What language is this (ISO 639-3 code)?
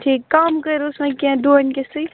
kas